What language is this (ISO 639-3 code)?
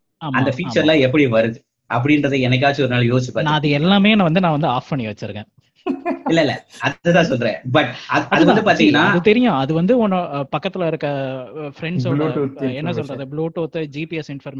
tam